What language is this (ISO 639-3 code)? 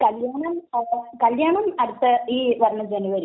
mal